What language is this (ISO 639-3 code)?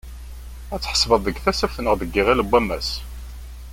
kab